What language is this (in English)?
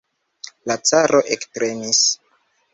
Esperanto